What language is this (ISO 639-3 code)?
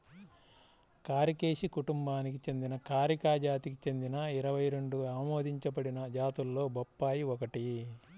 tel